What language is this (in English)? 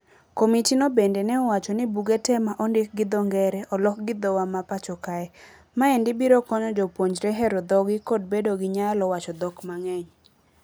Luo (Kenya and Tanzania)